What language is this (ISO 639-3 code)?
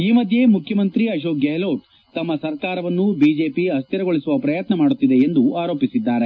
kan